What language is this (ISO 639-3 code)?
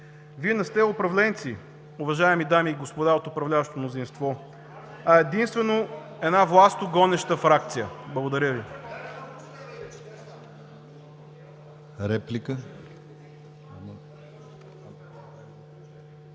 bul